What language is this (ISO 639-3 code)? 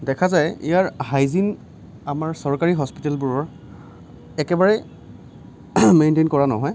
asm